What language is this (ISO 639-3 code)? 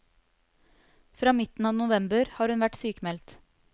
nor